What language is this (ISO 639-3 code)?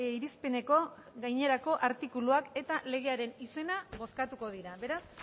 eus